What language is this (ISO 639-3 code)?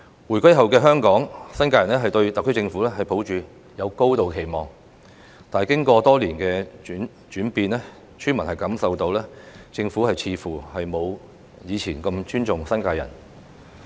yue